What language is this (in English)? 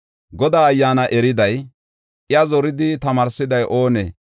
Gofa